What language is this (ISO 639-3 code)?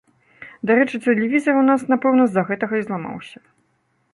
bel